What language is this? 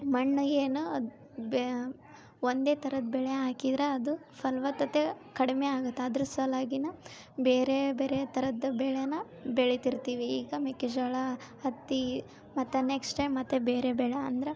Kannada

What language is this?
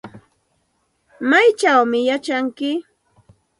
Santa Ana de Tusi Pasco Quechua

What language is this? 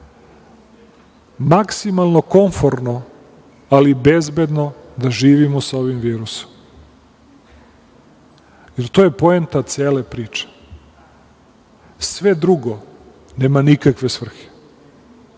Serbian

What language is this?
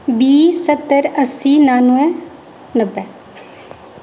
Dogri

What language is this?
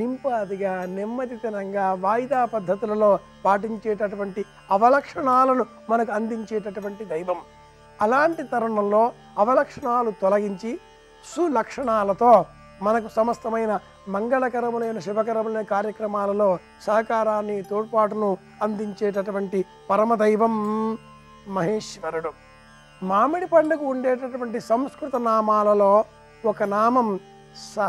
Romanian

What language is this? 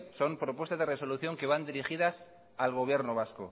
Spanish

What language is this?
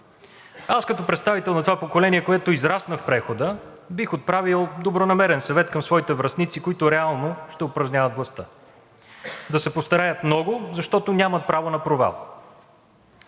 Bulgarian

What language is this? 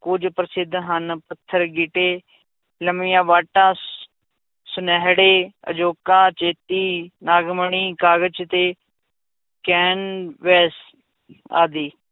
Punjabi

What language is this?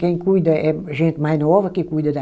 Portuguese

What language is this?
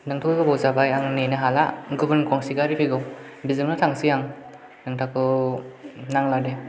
Bodo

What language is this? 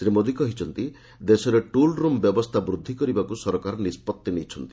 Odia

